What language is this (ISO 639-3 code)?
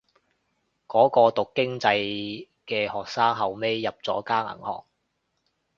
yue